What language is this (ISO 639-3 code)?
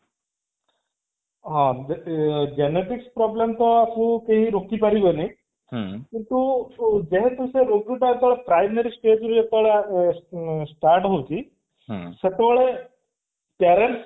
ori